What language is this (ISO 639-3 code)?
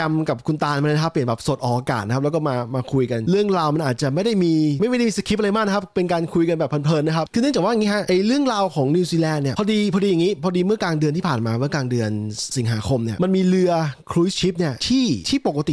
tha